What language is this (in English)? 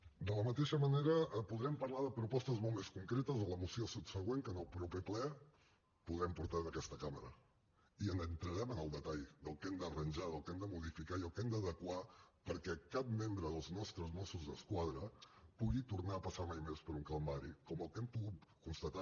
Catalan